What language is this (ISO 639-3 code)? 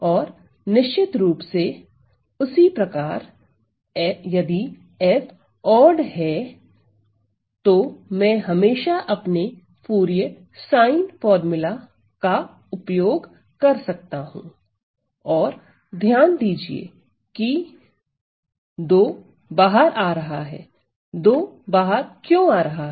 hin